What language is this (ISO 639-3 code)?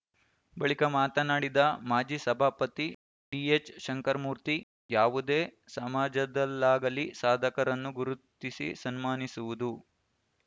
kan